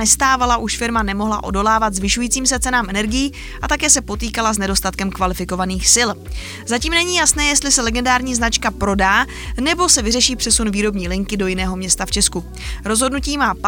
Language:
Czech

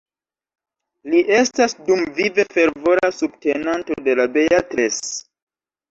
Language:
Esperanto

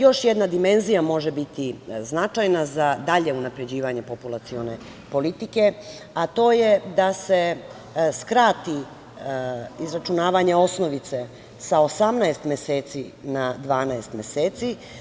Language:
Serbian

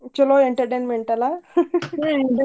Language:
Kannada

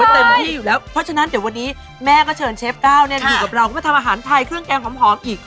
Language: Thai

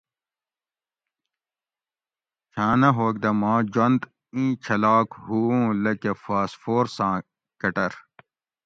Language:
Gawri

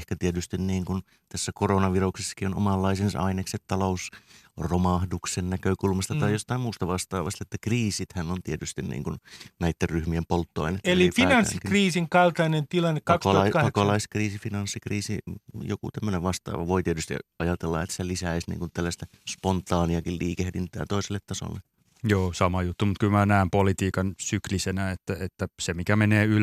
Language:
Finnish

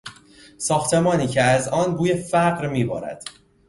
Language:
Persian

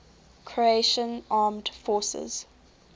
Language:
English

